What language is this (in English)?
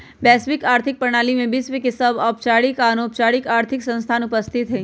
Magahi